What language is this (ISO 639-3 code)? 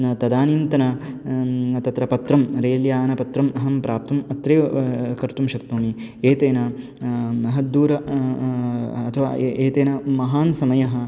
san